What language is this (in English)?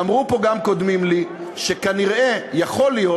Hebrew